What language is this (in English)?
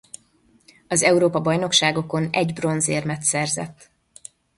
Hungarian